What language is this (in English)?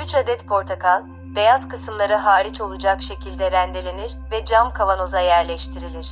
Turkish